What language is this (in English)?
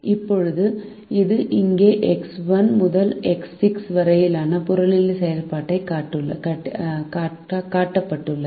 Tamil